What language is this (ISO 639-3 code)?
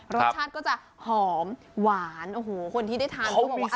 tha